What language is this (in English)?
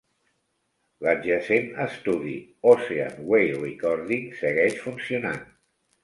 Catalan